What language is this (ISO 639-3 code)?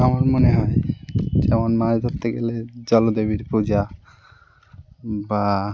ben